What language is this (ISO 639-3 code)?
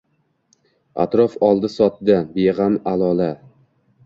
uzb